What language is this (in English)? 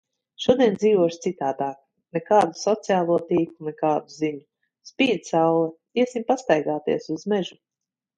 Latvian